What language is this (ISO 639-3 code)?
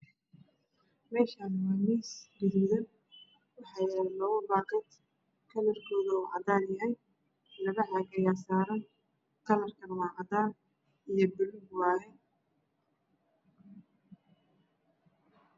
som